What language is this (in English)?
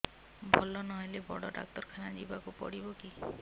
Odia